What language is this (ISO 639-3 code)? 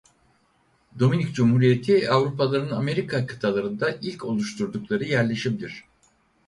tur